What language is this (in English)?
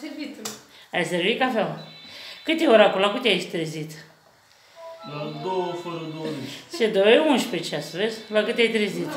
Romanian